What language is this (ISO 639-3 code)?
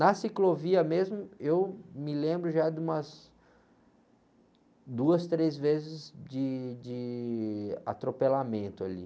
por